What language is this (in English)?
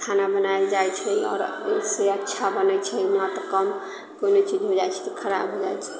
Maithili